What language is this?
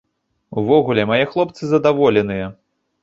Belarusian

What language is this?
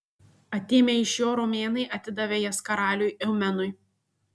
Lithuanian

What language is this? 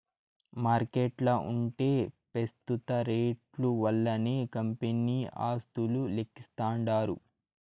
Telugu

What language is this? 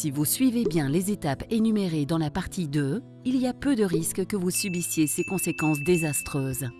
French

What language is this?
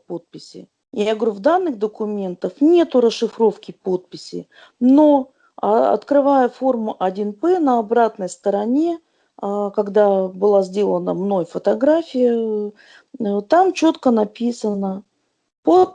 Russian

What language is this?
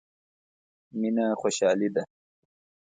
Pashto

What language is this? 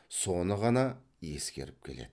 Kazakh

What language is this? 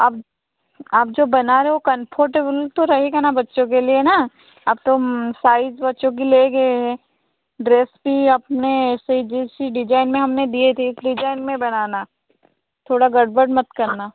Hindi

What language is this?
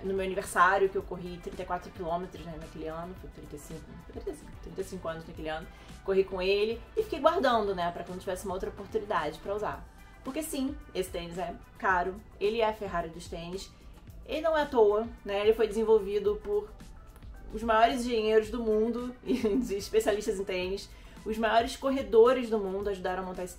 Portuguese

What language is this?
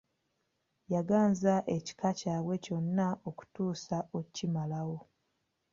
Ganda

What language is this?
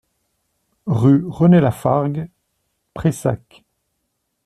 French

